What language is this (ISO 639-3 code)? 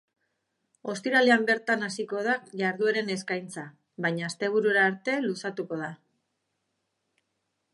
eus